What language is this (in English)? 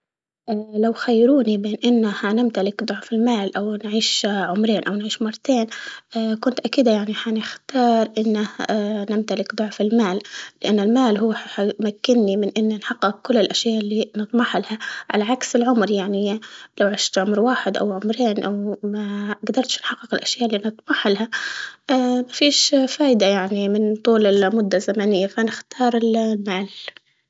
Libyan Arabic